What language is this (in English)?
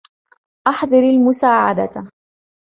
Arabic